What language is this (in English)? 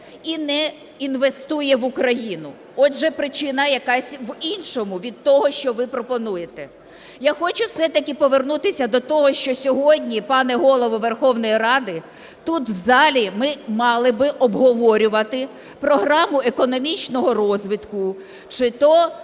Ukrainian